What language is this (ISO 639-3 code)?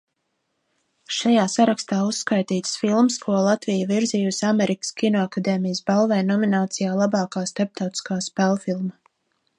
lav